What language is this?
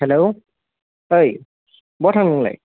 Bodo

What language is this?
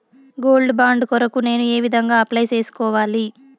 Telugu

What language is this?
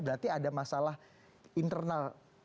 Indonesian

